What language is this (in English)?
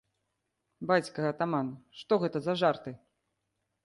Belarusian